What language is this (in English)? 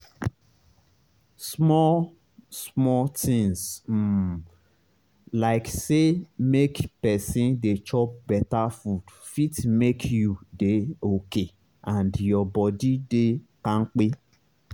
Nigerian Pidgin